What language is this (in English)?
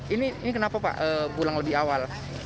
Indonesian